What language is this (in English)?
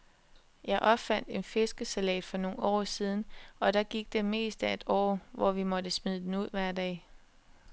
Danish